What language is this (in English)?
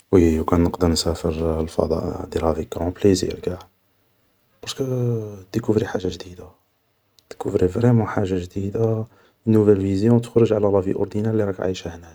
Algerian Arabic